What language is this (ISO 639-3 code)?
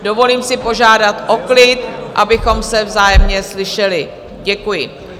ces